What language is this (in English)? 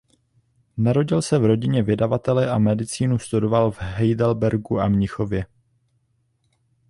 Czech